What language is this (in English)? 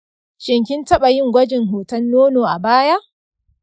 Hausa